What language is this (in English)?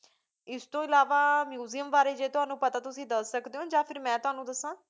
Punjabi